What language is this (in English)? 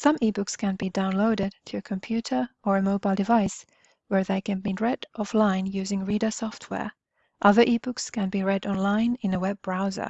English